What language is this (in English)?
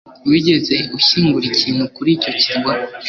Kinyarwanda